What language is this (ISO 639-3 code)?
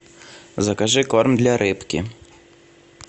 rus